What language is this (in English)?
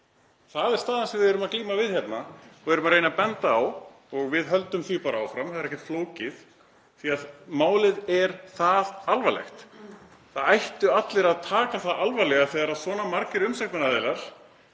Icelandic